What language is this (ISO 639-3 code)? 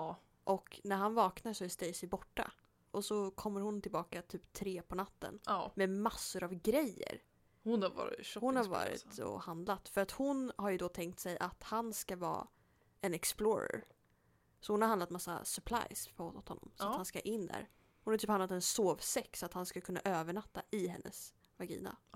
swe